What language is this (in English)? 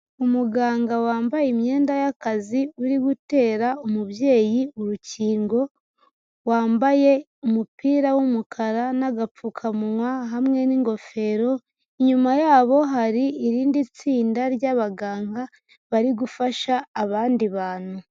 Kinyarwanda